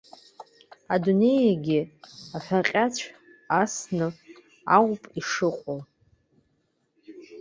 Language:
Abkhazian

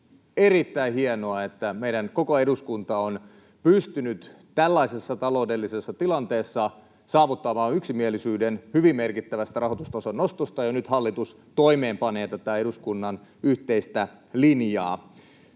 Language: Finnish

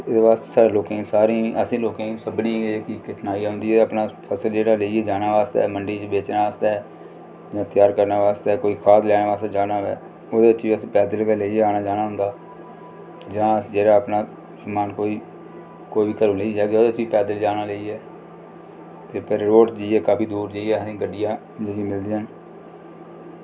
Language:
Dogri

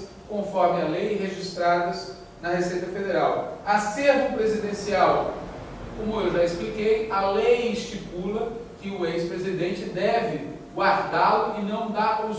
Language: Portuguese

